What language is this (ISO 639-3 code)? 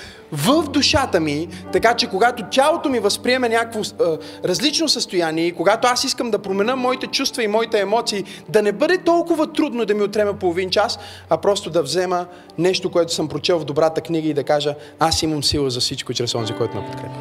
bul